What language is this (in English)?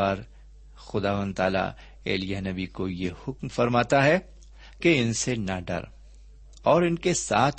Urdu